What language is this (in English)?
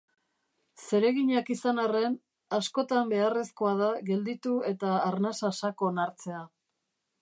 Basque